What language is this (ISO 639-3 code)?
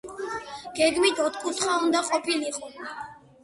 kat